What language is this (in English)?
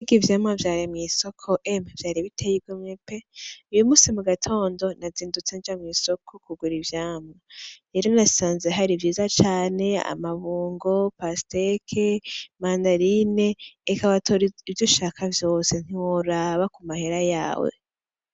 Rundi